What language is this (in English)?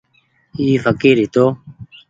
Goaria